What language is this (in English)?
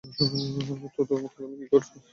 Bangla